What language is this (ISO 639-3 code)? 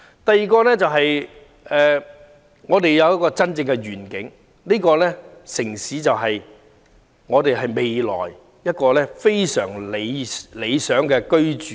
yue